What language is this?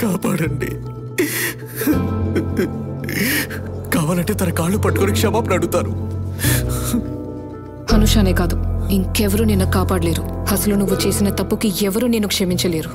Telugu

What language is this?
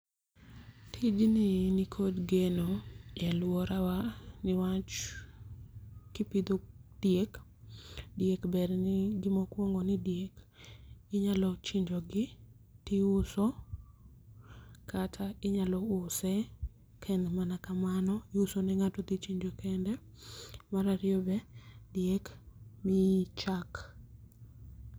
Luo (Kenya and Tanzania)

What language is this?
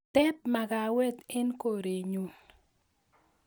Kalenjin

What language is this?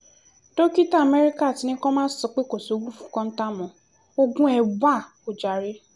Yoruba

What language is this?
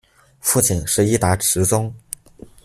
Chinese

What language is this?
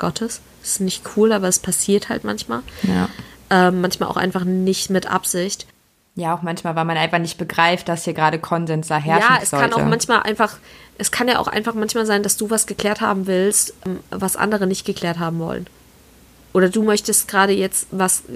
German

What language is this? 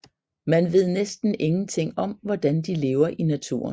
Danish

